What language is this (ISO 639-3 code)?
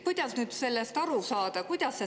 est